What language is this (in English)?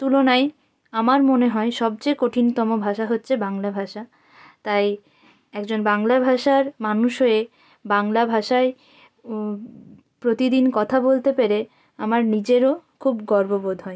Bangla